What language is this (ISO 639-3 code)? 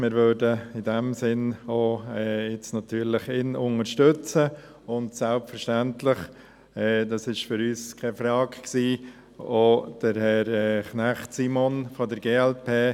gsw